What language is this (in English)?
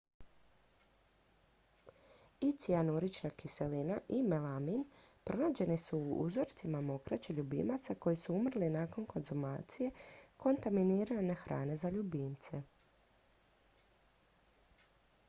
Croatian